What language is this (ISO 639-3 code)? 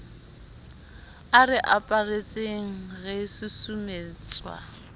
sot